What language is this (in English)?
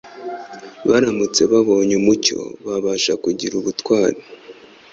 Kinyarwanda